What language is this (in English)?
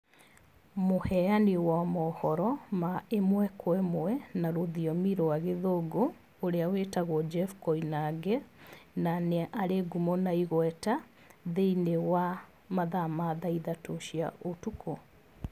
Kikuyu